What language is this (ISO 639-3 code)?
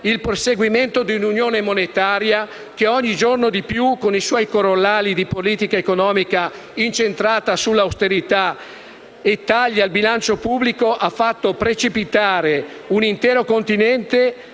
ita